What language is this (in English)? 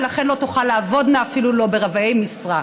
Hebrew